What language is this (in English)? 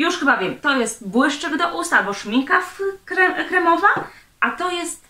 Polish